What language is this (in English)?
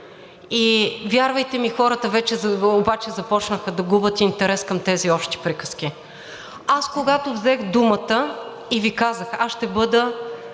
Bulgarian